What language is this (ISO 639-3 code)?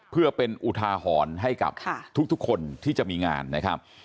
tha